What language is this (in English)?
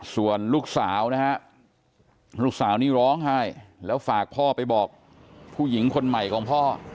Thai